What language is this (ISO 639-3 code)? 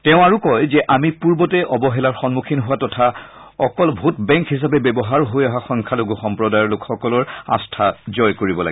asm